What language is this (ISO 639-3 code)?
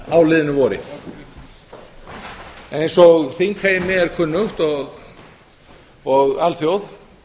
isl